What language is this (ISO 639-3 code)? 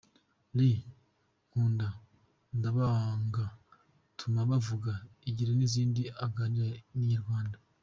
kin